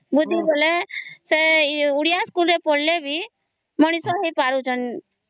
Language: Odia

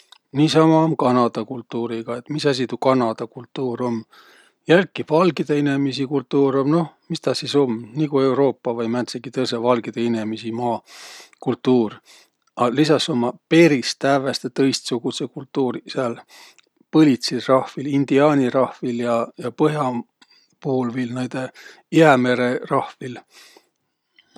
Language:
Võro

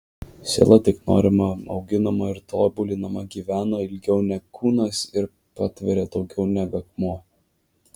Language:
Lithuanian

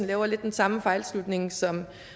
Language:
Danish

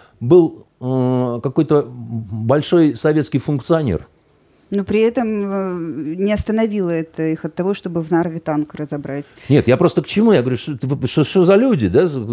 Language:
Russian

